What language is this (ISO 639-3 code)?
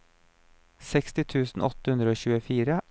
nor